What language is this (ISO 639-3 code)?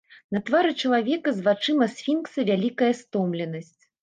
bel